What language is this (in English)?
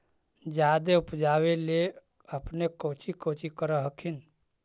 Magahi